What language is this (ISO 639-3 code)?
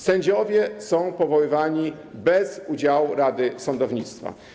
pol